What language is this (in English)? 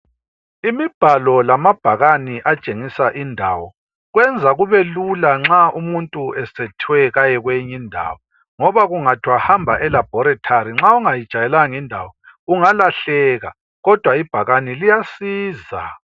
North Ndebele